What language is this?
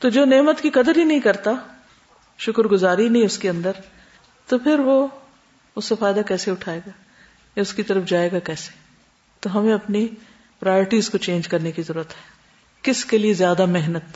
Urdu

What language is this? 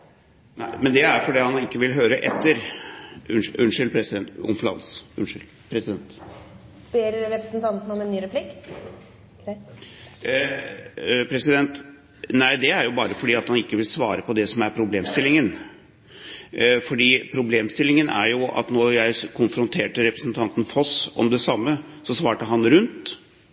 Norwegian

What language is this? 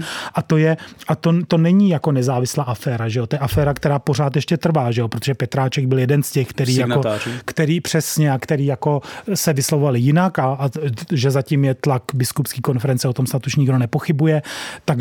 Czech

